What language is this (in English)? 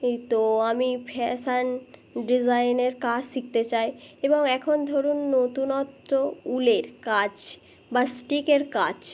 Bangla